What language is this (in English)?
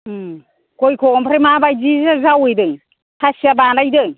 Bodo